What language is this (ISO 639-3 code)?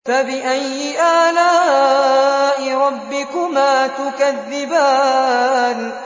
ara